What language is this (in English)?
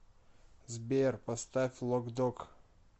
Russian